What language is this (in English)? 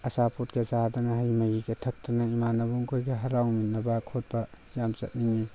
Manipuri